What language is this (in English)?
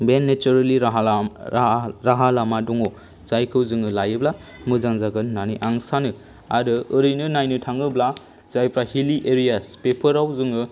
Bodo